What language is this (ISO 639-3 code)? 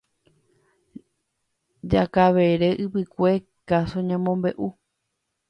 grn